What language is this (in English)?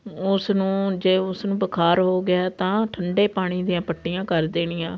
Punjabi